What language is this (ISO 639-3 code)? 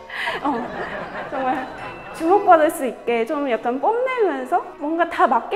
kor